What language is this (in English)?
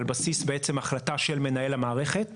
Hebrew